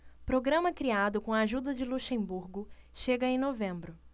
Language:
Portuguese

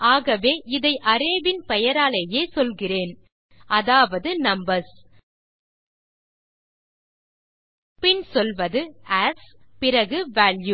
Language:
Tamil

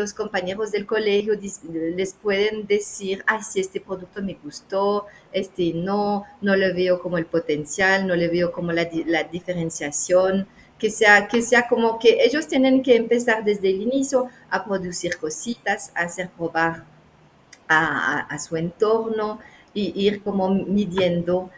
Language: Spanish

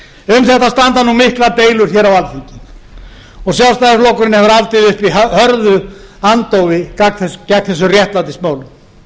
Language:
Icelandic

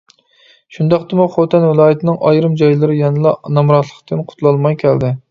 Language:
Uyghur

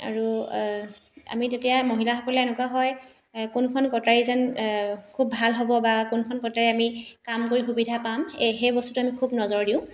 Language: Assamese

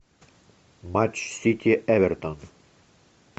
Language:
Russian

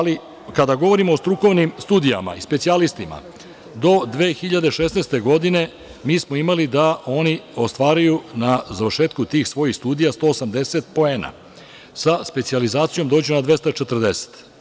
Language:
Serbian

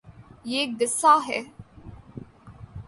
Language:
Urdu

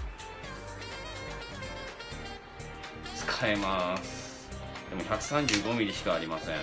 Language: Japanese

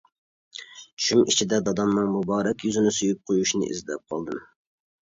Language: Uyghur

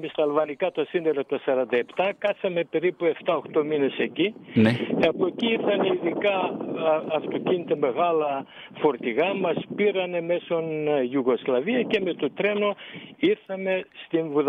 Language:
Greek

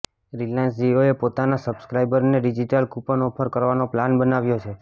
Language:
Gujarati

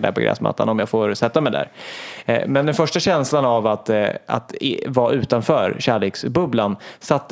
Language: Swedish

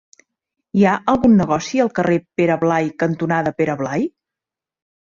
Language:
Catalan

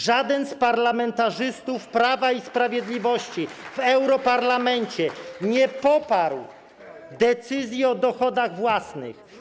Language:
Polish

